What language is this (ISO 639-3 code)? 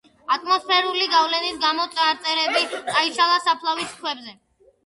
kat